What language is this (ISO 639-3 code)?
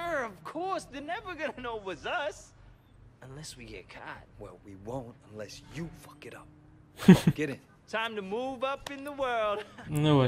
pol